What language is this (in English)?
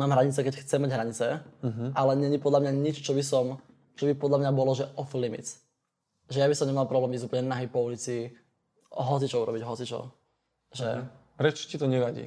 Slovak